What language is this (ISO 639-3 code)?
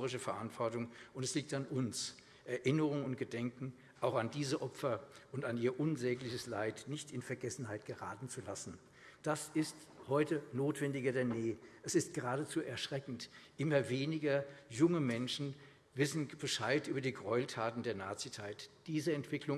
deu